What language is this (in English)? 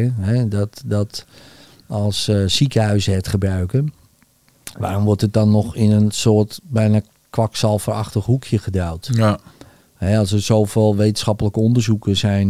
Dutch